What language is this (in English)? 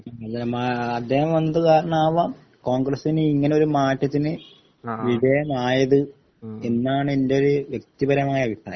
Malayalam